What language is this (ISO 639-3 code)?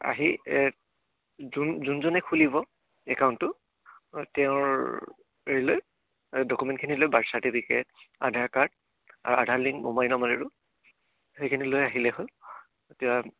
asm